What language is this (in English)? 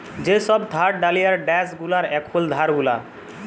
Bangla